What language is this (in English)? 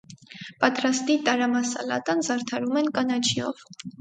Armenian